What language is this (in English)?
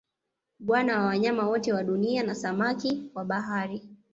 Swahili